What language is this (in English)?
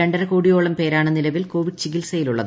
Malayalam